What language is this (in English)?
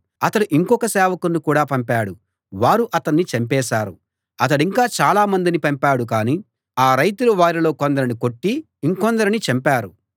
Telugu